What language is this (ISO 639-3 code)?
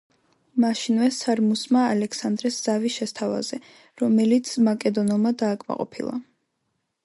kat